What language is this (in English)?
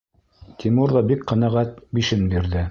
Bashkir